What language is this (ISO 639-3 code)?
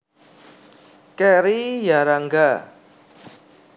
jav